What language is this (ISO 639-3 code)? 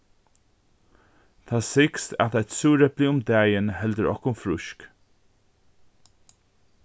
fao